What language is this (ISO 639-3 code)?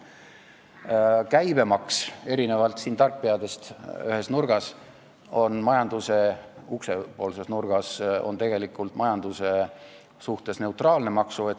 est